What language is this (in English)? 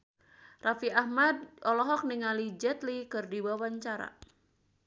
Sundanese